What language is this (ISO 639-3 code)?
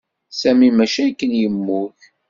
kab